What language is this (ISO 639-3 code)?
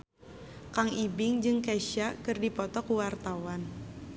sun